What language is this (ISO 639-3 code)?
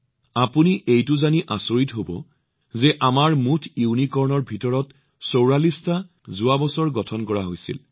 asm